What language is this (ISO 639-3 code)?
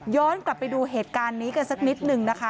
tha